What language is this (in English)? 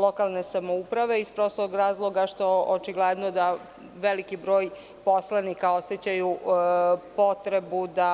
Serbian